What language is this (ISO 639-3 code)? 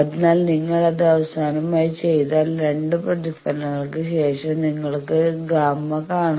mal